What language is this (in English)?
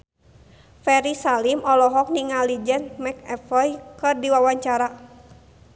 Sundanese